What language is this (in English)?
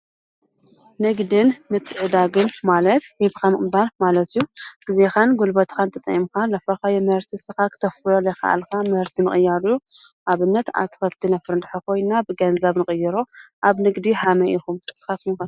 Tigrinya